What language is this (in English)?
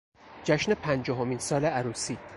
Persian